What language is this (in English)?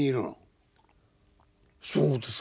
Japanese